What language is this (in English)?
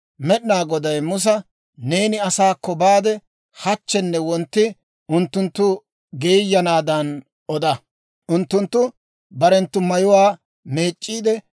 Dawro